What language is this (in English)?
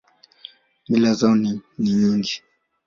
Swahili